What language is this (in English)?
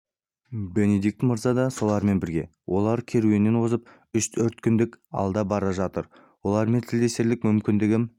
Kazakh